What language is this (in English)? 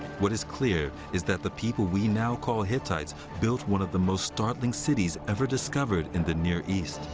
English